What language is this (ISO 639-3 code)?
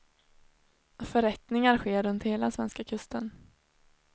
swe